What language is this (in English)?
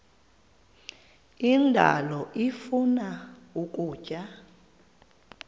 Xhosa